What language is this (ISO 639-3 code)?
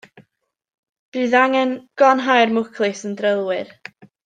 cym